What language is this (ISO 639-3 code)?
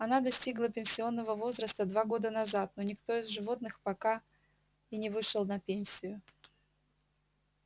rus